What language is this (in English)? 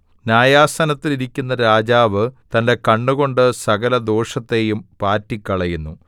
Malayalam